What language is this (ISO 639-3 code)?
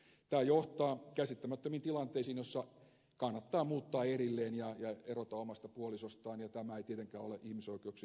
fin